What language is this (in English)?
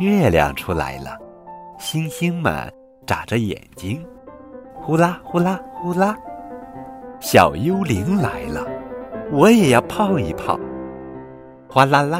Chinese